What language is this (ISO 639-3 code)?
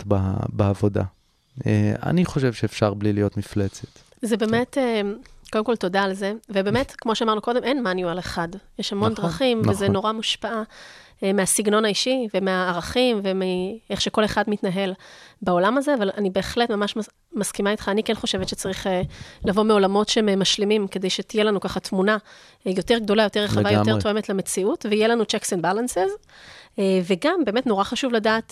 heb